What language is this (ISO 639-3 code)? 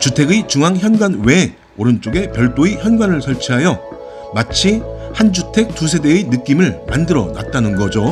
kor